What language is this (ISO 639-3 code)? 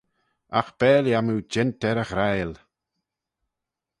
glv